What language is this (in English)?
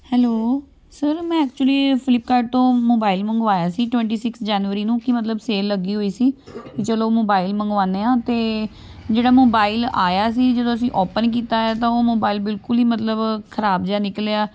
Punjabi